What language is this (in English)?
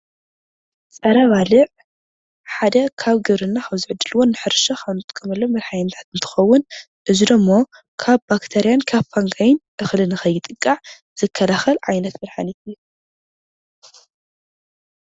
Tigrinya